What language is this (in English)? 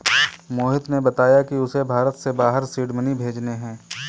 Hindi